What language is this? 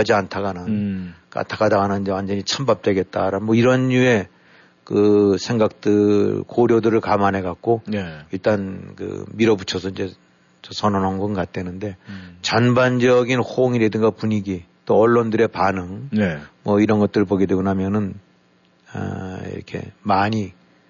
Korean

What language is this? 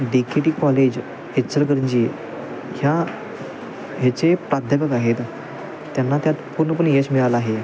Marathi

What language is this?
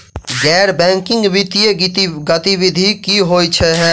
Maithili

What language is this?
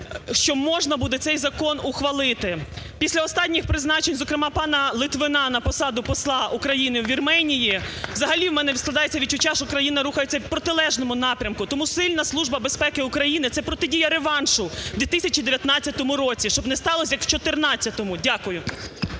Ukrainian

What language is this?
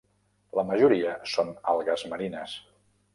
Catalan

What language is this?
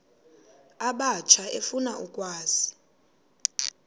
Xhosa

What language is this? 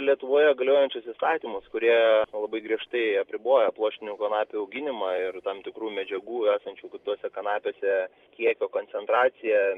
Lithuanian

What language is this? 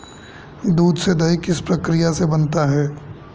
Hindi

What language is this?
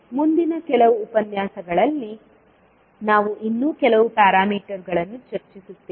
Kannada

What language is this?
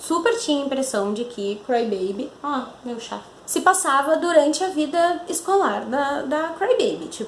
Portuguese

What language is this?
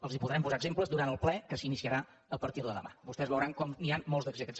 Catalan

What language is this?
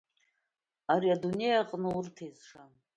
Abkhazian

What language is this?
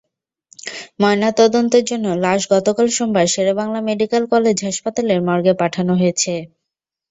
Bangla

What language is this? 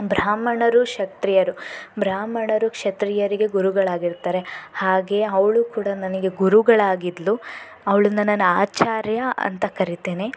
Kannada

